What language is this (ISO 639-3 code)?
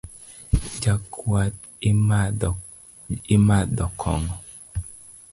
luo